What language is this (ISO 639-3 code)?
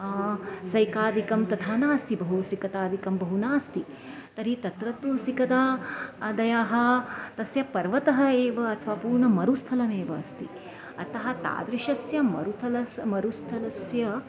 san